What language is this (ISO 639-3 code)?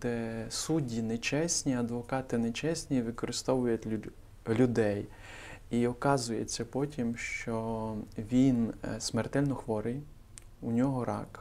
ukr